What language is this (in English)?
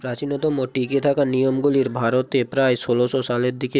Bangla